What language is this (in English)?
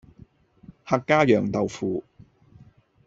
Cantonese